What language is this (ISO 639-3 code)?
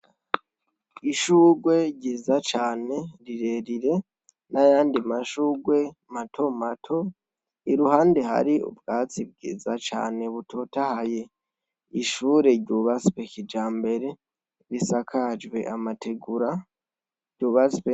run